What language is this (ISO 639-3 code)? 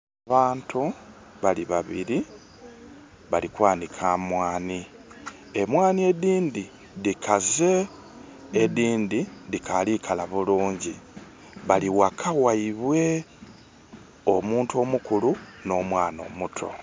xog